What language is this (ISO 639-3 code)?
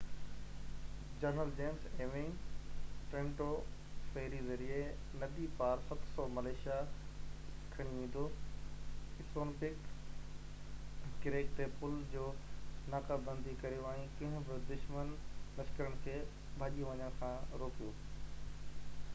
snd